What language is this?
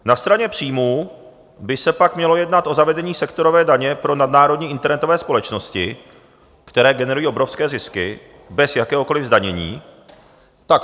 Czech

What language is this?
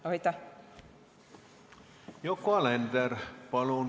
Estonian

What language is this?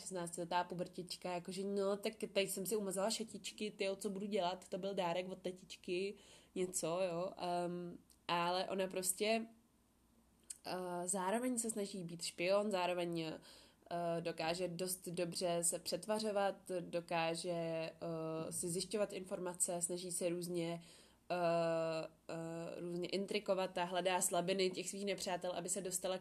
Czech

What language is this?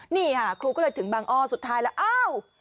Thai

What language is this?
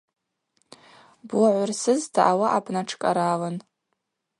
Abaza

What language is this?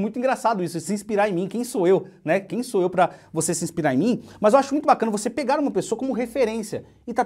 Portuguese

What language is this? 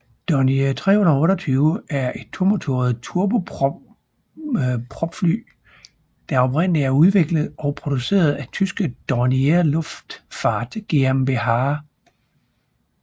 Danish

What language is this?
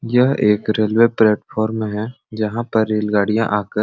Sadri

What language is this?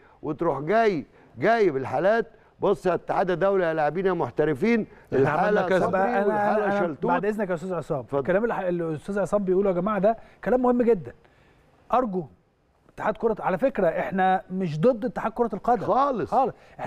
Arabic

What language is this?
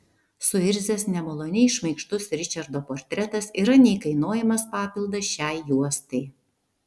Lithuanian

